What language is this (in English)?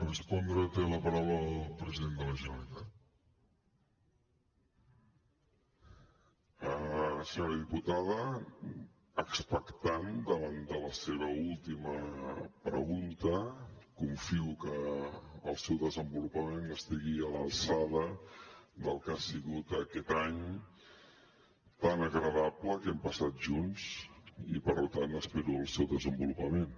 Catalan